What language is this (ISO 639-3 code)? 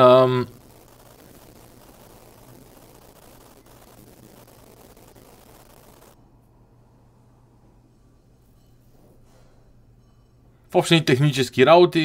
bul